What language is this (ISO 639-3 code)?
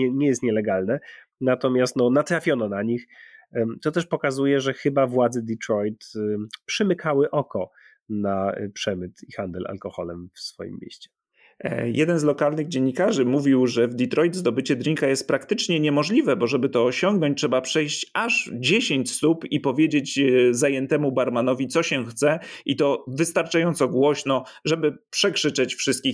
pol